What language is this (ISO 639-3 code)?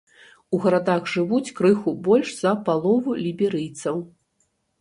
bel